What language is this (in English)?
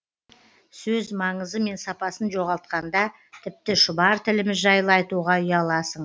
Kazakh